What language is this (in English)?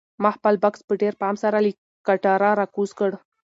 Pashto